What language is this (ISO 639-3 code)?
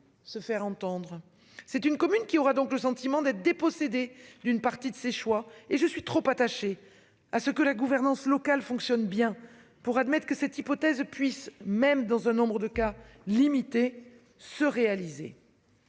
fra